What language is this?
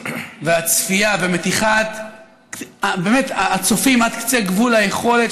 Hebrew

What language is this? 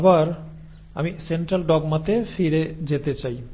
Bangla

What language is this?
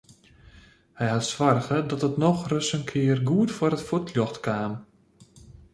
Western Frisian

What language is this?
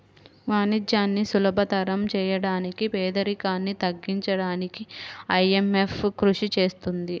Telugu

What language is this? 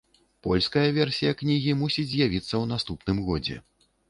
Belarusian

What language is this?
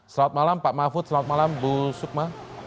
Indonesian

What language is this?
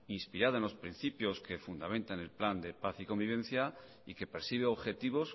Spanish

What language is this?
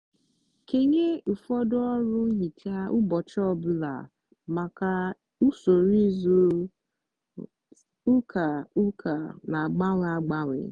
Igbo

